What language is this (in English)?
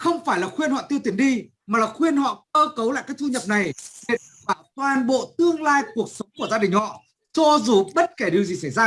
Vietnamese